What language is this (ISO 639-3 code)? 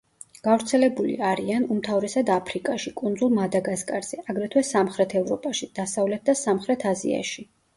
kat